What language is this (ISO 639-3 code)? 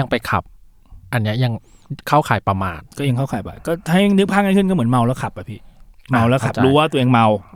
tha